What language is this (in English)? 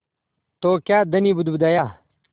Hindi